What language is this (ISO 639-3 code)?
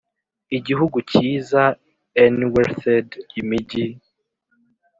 kin